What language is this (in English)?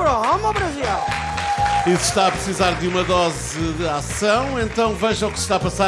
Portuguese